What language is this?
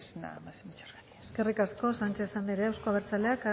Basque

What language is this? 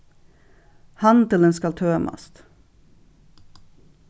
Faroese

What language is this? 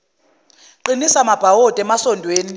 Zulu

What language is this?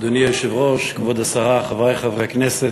Hebrew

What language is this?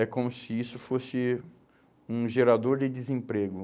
Portuguese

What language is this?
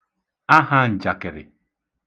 Igbo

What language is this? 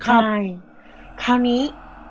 Thai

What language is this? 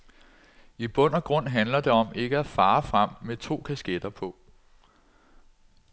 Danish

